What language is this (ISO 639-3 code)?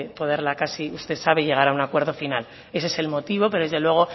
spa